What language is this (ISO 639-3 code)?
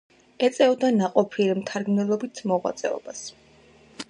kat